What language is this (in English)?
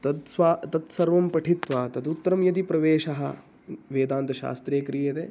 Sanskrit